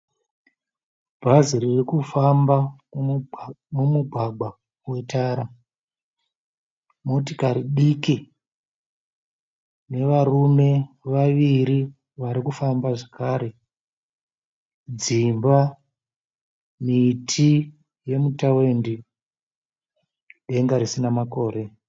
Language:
Shona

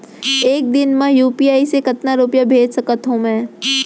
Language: Chhattisgarhi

